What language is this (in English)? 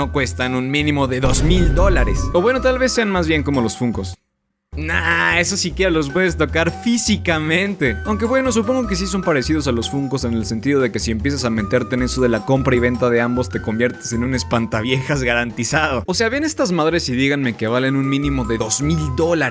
Spanish